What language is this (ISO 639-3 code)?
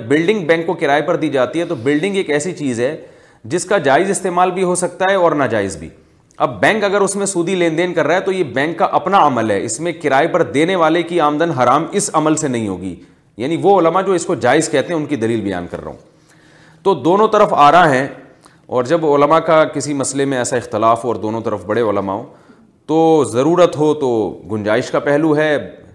urd